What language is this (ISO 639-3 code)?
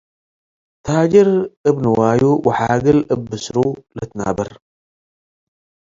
tig